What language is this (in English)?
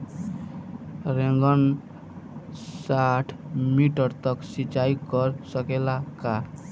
Bhojpuri